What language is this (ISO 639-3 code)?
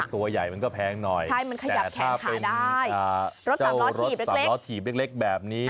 tha